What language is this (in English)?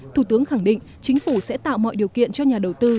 Vietnamese